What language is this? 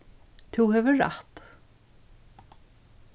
Faroese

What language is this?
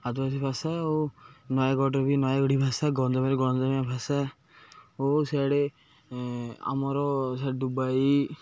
Odia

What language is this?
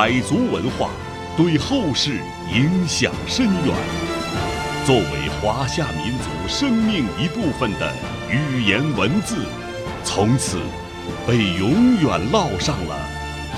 Chinese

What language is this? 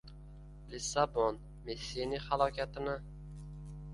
Uzbek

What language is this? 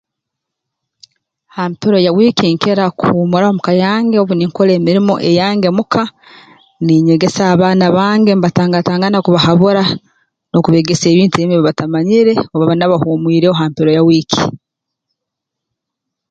Tooro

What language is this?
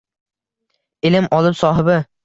Uzbek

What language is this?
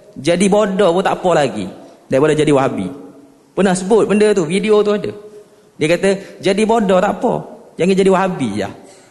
Malay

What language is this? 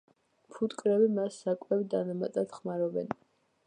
Georgian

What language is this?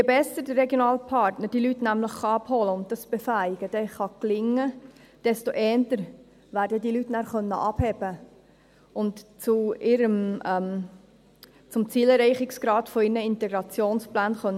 Swiss German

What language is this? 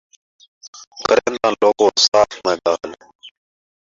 Saraiki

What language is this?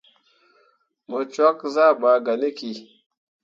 Mundang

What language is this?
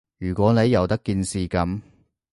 Cantonese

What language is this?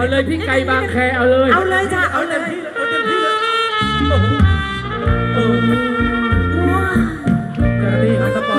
Thai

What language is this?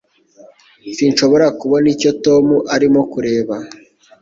Kinyarwanda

